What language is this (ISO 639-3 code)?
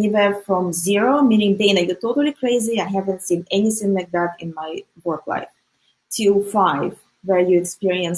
eng